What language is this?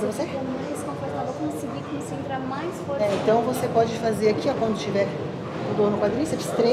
Portuguese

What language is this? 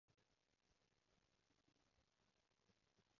Cantonese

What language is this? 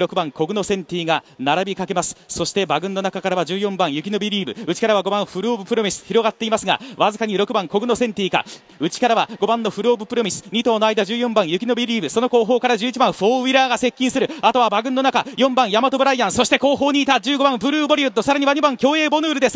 Japanese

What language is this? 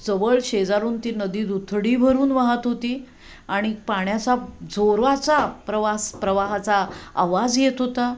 Marathi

